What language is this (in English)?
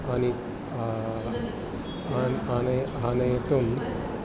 Sanskrit